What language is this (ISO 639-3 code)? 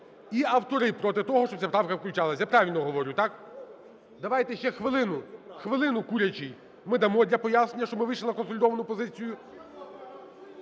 ukr